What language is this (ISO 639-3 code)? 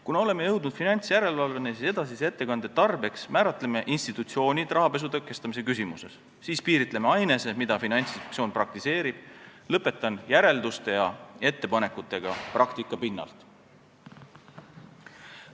est